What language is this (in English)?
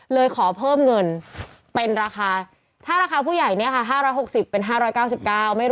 Thai